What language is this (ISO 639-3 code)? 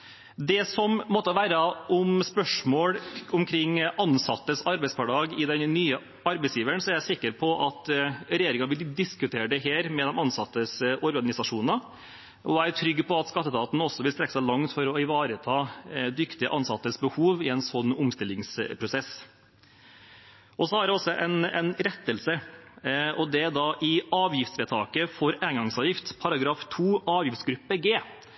nob